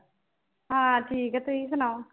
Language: Punjabi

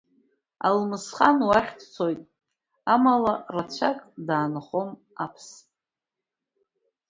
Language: Abkhazian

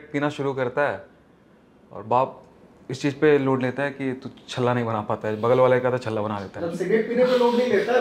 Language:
Hindi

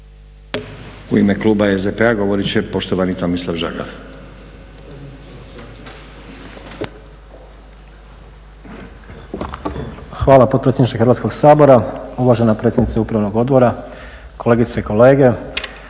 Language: Croatian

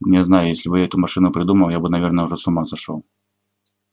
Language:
Russian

